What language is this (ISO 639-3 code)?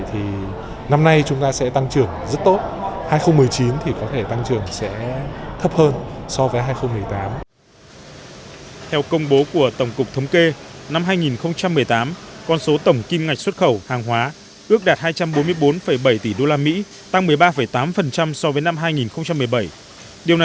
vie